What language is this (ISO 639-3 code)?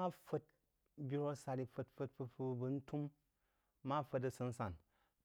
juo